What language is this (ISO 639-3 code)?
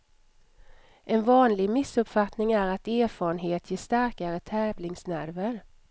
swe